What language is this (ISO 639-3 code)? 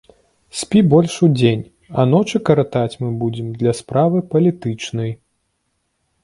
bel